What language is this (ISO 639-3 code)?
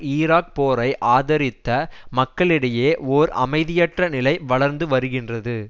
tam